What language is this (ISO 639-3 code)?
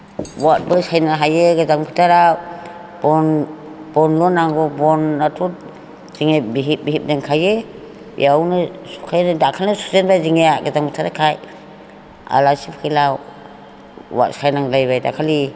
brx